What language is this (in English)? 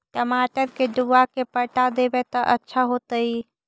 Magahi